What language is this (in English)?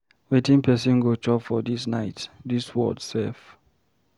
Nigerian Pidgin